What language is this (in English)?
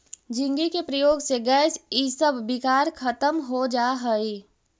Magahi